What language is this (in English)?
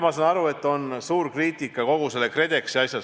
Estonian